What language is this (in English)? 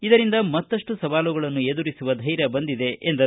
Kannada